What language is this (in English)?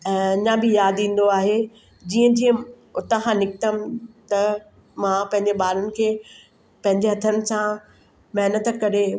Sindhi